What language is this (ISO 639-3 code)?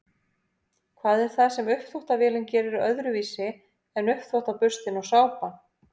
isl